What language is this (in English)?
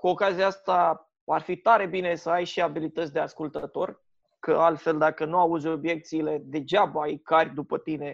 Romanian